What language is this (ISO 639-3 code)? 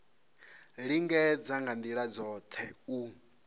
ven